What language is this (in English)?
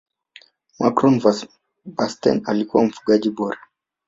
Swahili